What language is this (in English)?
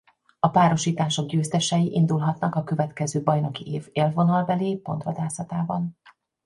Hungarian